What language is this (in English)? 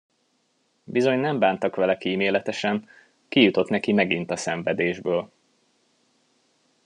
Hungarian